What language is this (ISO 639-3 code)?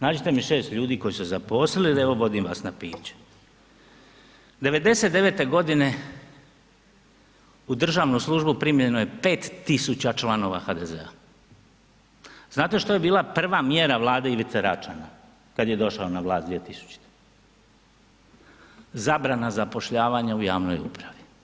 hrv